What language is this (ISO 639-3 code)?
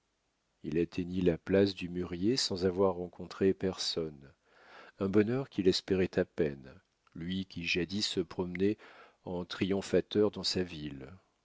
fra